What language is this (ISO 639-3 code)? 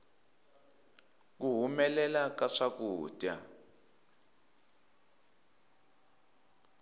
tso